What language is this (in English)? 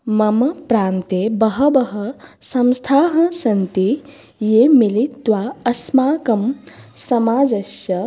Sanskrit